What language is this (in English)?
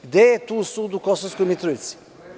Serbian